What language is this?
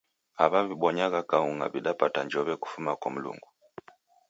Taita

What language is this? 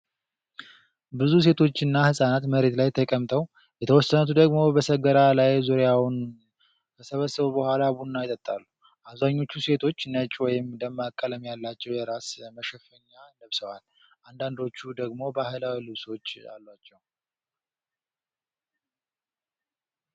Amharic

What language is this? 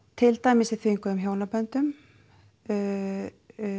Icelandic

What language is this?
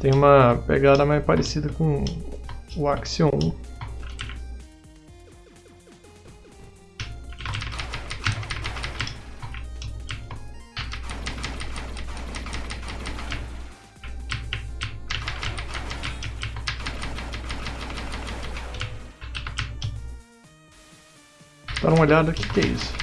Portuguese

